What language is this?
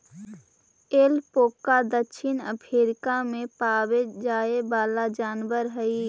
Magahi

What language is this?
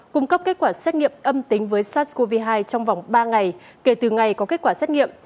Vietnamese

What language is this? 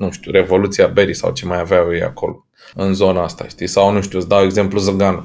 Romanian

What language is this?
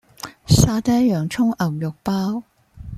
Cantonese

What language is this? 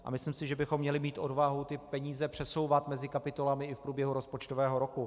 Czech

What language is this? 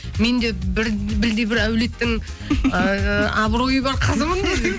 Kazakh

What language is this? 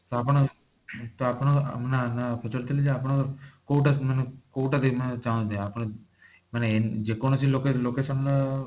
Odia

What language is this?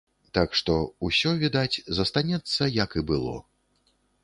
Belarusian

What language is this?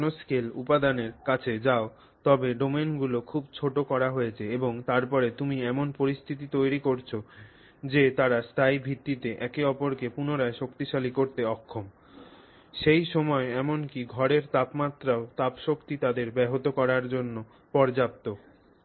Bangla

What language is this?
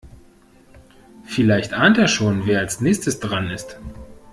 German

